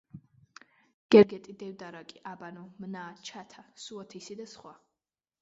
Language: Georgian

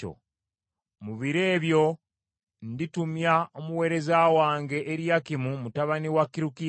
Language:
Ganda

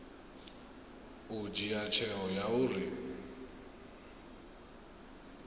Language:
Venda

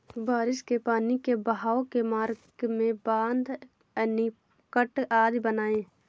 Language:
Hindi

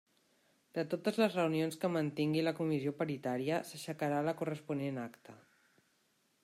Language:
Catalan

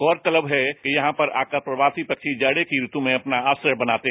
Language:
Hindi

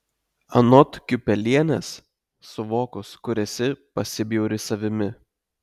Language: Lithuanian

